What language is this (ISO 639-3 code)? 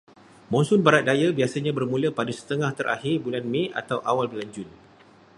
msa